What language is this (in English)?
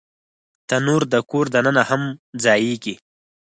Pashto